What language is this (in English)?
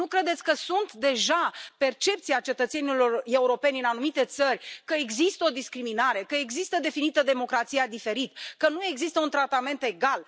Romanian